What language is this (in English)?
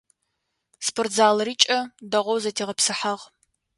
Adyghe